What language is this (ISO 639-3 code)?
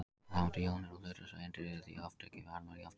isl